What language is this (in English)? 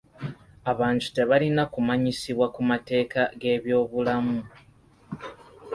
Ganda